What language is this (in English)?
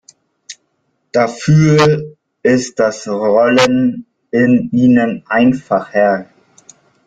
German